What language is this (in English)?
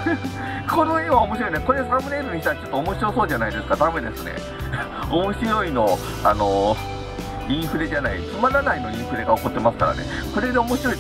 Japanese